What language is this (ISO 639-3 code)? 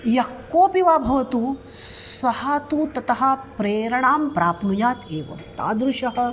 san